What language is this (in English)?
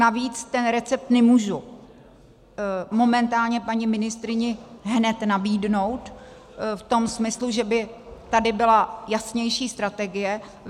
Czech